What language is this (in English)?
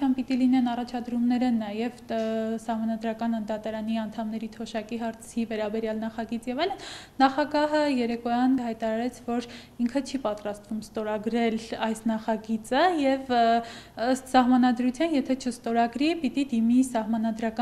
Turkish